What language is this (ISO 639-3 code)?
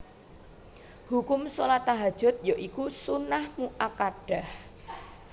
jav